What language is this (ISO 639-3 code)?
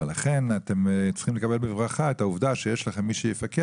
heb